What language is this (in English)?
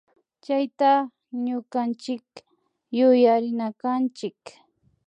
Imbabura Highland Quichua